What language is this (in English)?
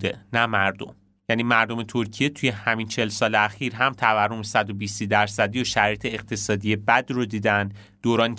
Persian